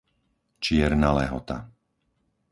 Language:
Slovak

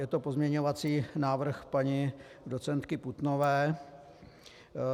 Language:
Czech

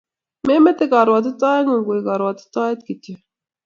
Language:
Kalenjin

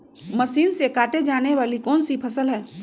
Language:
Magahi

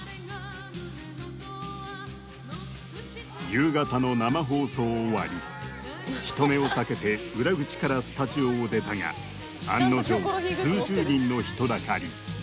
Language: Japanese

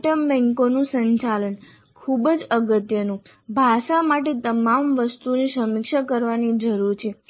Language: Gujarati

